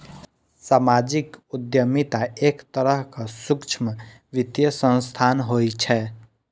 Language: Maithili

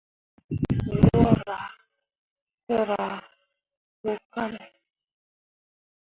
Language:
Mundang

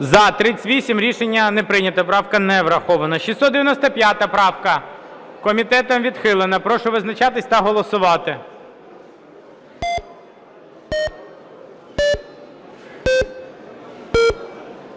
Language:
Ukrainian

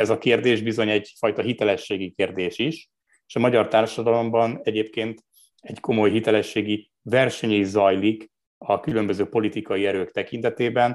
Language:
Hungarian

